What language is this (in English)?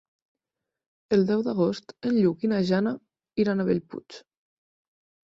Catalan